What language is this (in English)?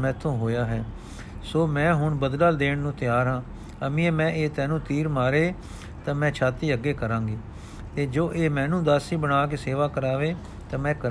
Punjabi